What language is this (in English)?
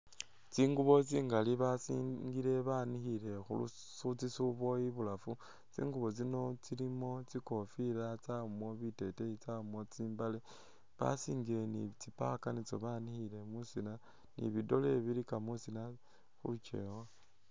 Masaaba